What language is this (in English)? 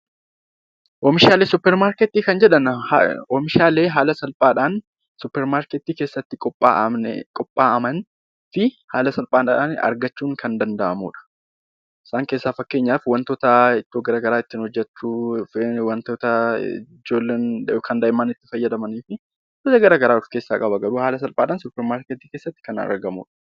Oromo